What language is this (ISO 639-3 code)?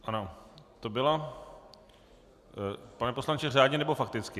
ces